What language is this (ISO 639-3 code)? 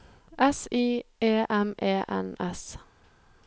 nor